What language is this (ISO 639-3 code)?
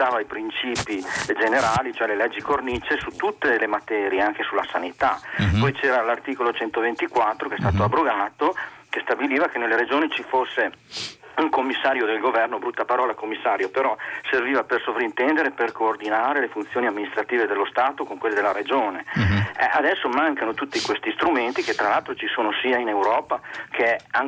ita